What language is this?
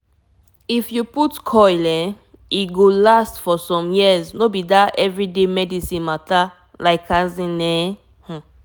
Nigerian Pidgin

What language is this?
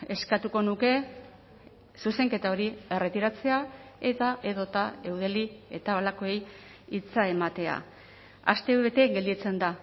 Basque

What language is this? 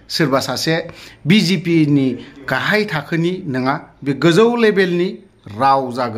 Bangla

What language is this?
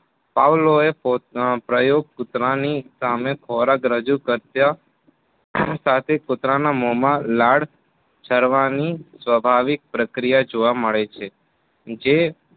Gujarati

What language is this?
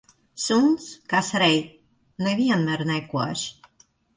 Latvian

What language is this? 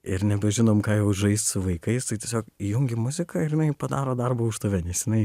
Lithuanian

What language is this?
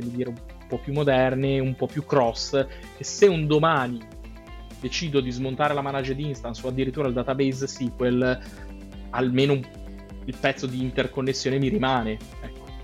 Italian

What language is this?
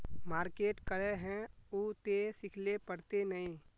Magahi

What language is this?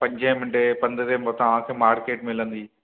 Sindhi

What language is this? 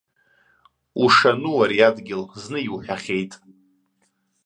Abkhazian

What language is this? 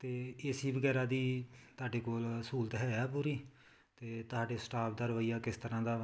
Punjabi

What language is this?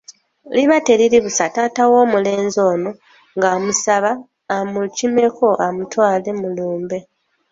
Ganda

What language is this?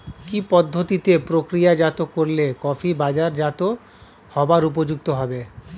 Bangla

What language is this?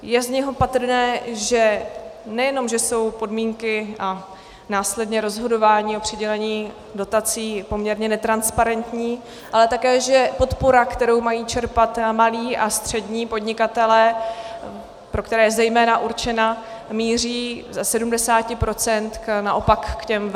Czech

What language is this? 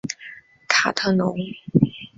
Chinese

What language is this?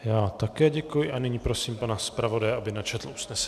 Czech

